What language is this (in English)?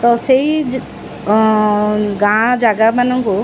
Odia